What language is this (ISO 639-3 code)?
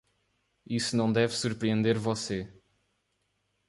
por